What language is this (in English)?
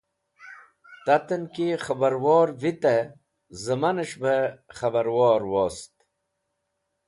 Wakhi